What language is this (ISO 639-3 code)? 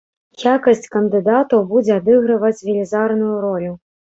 bel